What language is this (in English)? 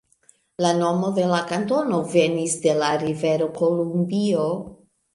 Esperanto